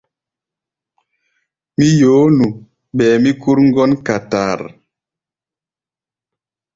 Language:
Gbaya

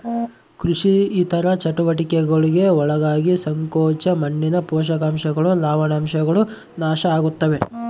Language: Kannada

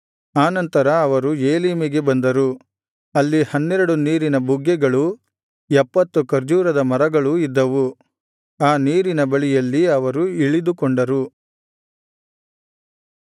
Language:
Kannada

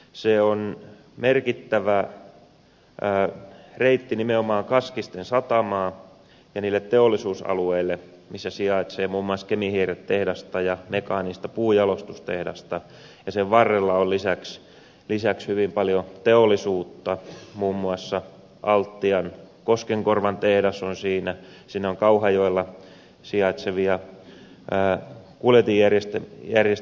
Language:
Finnish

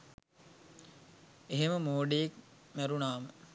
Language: Sinhala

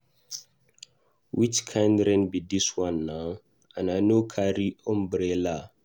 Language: Nigerian Pidgin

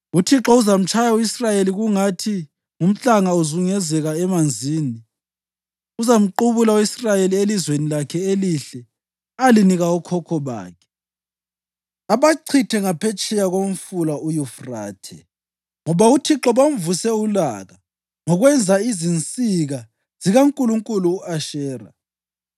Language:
North Ndebele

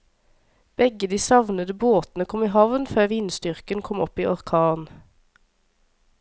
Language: Norwegian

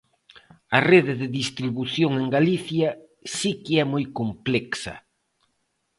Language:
Galician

